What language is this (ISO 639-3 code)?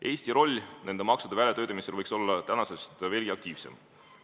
est